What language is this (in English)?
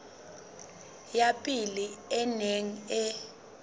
Southern Sotho